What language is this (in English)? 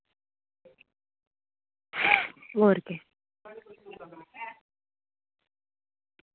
Dogri